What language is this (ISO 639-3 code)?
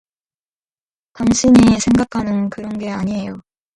kor